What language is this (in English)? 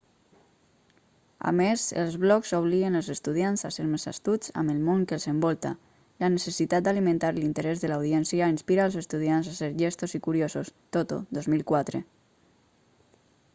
Catalan